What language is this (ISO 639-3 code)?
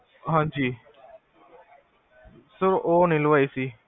pan